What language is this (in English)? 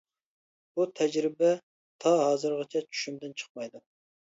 Uyghur